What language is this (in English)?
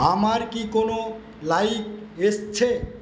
Bangla